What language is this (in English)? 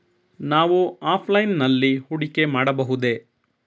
Kannada